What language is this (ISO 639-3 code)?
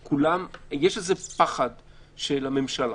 heb